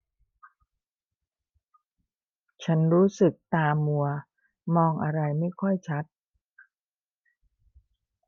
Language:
Thai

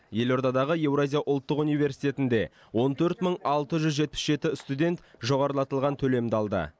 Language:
Kazakh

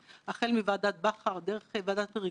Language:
Hebrew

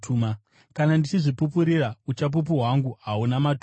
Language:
Shona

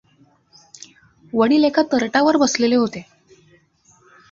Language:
Marathi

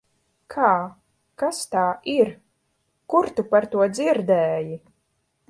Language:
Latvian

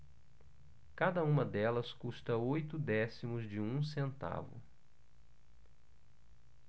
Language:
Portuguese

